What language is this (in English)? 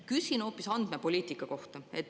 Estonian